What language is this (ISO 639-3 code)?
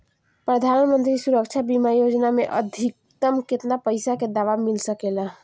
bho